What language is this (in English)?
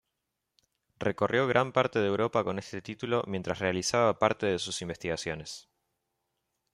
Spanish